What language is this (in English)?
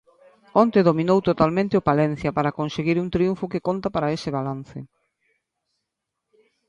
Galician